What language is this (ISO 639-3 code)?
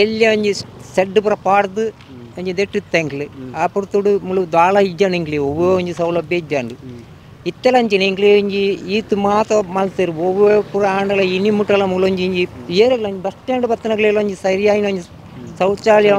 kan